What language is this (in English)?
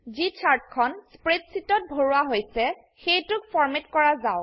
Assamese